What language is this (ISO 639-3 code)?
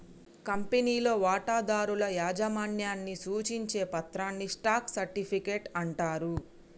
tel